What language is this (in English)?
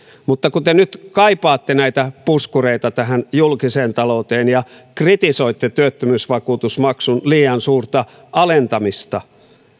Finnish